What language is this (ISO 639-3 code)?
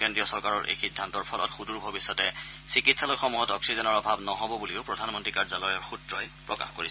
asm